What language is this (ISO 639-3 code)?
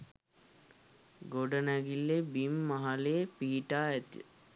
sin